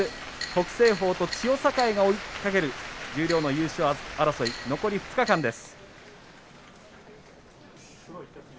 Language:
Japanese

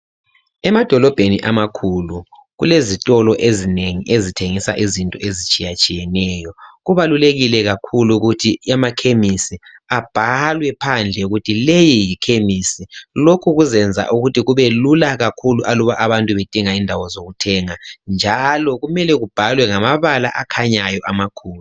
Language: North Ndebele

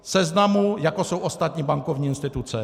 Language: Czech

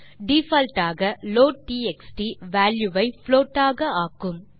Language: Tamil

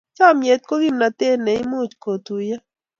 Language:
Kalenjin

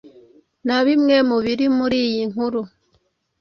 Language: Kinyarwanda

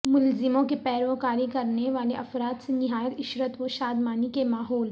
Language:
Urdu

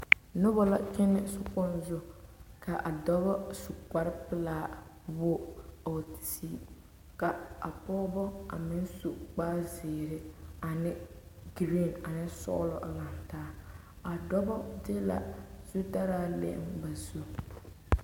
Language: Southern Dagaare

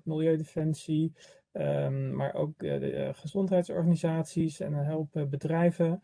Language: Dutch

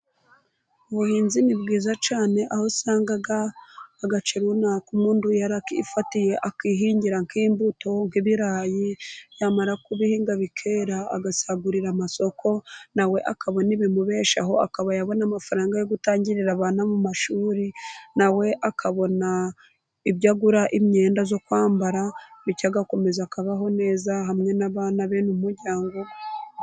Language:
Kinyarwanda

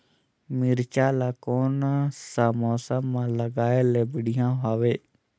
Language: Chhattisgarhi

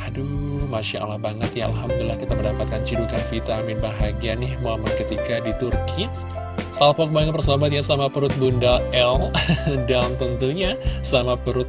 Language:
Indonesian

